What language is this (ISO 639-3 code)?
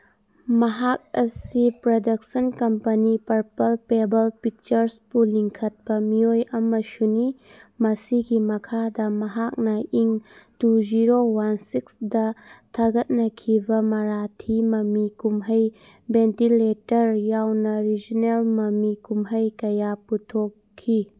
mni